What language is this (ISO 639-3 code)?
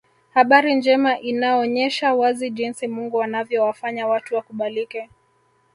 swa